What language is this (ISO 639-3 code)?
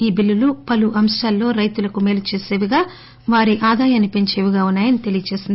tel